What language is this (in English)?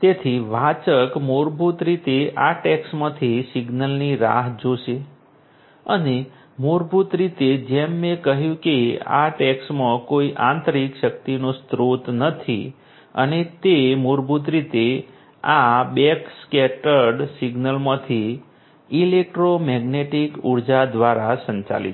Gujarati